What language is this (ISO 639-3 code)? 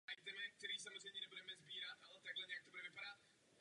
ces